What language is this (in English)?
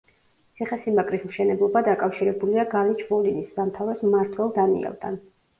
Georgian